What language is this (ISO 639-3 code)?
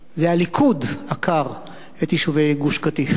heb